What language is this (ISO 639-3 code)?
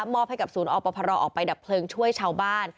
tha